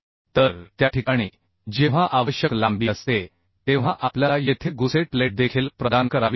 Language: Marathi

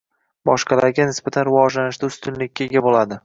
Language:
Uzbek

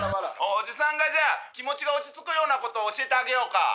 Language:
Japanese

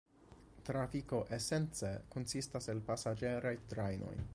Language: Esperanto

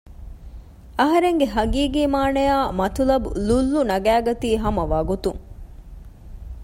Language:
Divehi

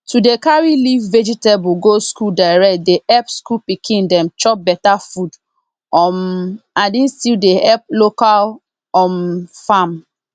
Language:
Nigerian Pidgin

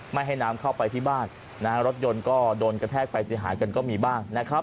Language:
Thai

